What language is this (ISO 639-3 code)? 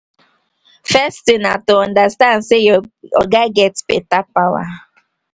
pcm